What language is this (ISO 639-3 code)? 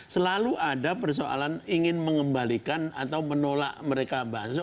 ind